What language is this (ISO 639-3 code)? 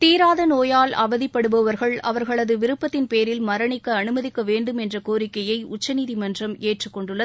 tam